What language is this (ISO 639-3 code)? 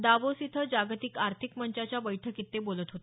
mar